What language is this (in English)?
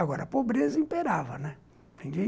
Portuguese